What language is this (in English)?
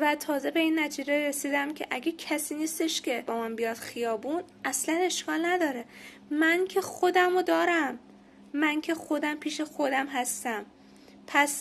Persian